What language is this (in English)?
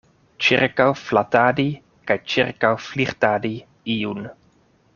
Esperanto